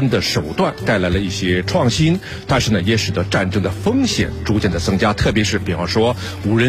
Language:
Chinese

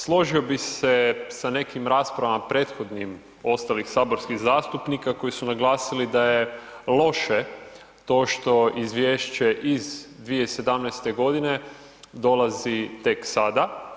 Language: Croatian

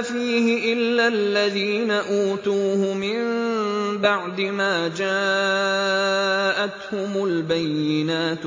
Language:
Arabic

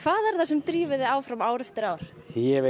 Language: Icelandic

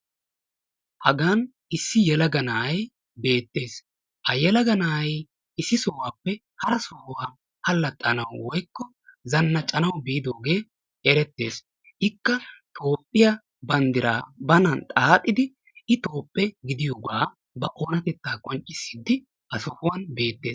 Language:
Wolaytta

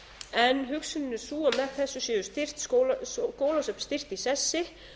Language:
Icelandic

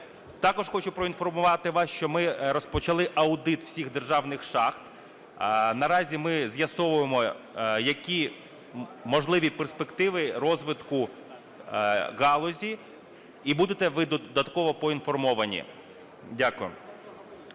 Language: Ukrainian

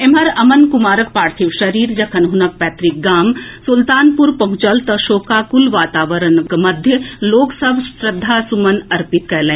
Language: Maithili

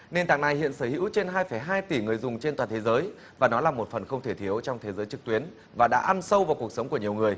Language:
Vietnamese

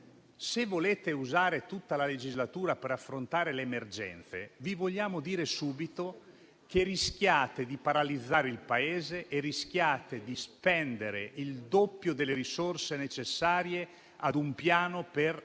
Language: Italian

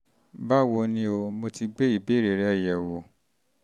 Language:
Yoruba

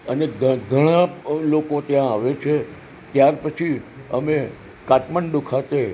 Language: Gujarati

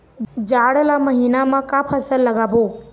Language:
Chhattisgarhi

